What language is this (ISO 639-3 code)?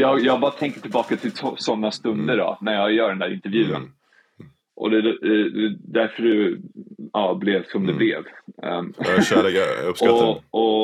swe